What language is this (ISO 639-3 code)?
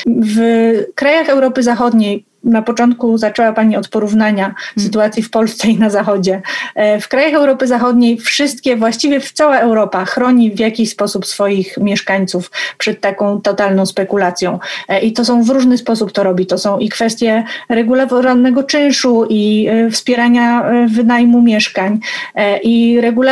pol